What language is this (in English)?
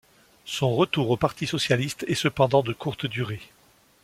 French